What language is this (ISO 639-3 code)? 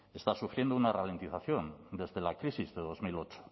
spa